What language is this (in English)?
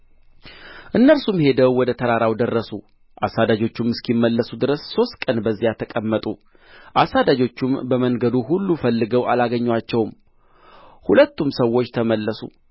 Amharic